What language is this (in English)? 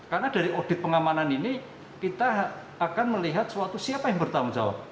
Indonesian